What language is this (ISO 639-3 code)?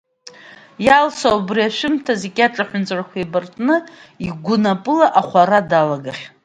abk